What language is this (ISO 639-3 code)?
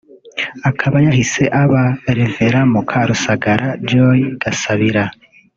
kin